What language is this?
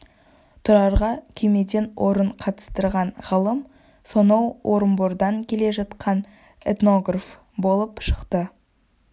Kazakh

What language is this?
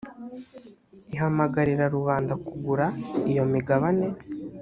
Kinyarwanda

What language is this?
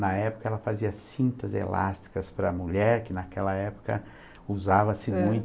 Portuguese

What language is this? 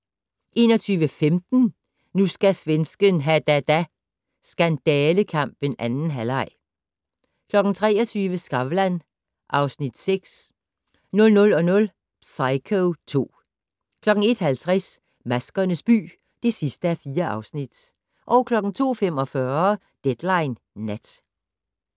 Danish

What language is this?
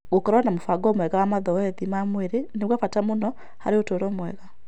Kikuyu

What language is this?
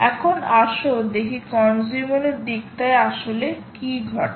Bangla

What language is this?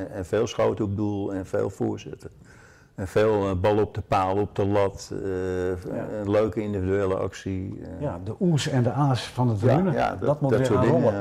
Dutch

